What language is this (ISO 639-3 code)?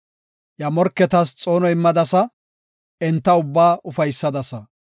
gof